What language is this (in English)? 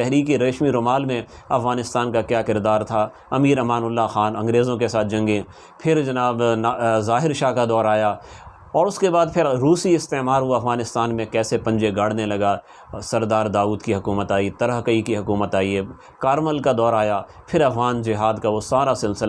Urdu